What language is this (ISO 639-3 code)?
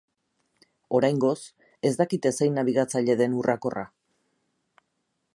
eus